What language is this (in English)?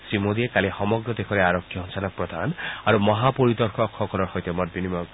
Assamese